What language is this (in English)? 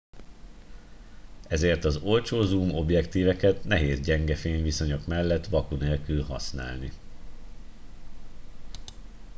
Hungarian